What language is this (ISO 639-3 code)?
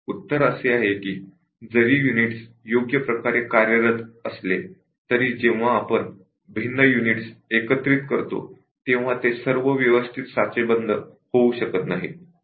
mar